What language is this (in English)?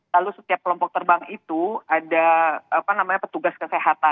Indonesian